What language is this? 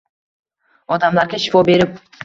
Uzbek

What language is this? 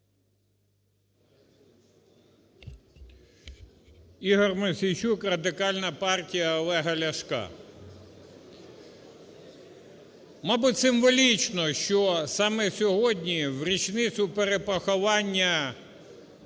Ukrainian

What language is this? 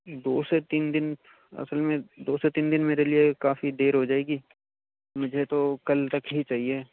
Urdu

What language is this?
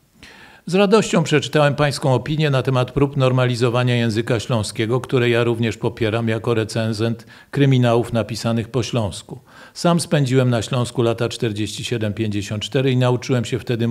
Polish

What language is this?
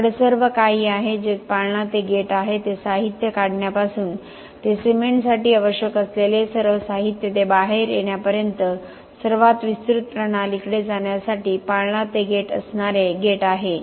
Marathi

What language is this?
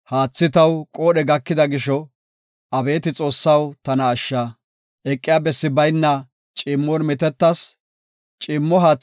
Gofa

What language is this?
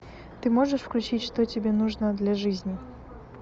Russian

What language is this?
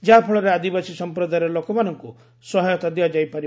Odia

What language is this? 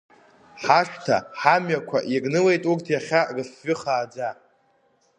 Abkhazian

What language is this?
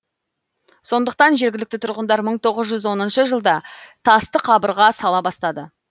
Kazakh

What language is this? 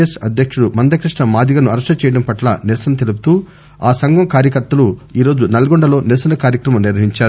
Telugu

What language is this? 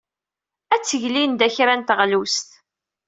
Kabyle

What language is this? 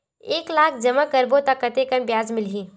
Chhattisgarhi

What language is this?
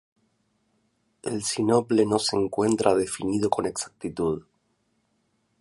Spanish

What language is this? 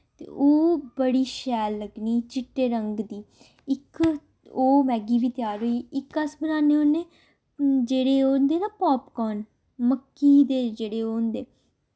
Dogri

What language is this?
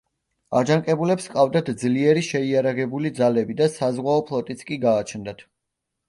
Georgian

